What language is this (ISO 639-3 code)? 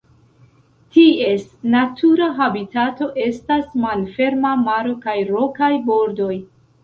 epo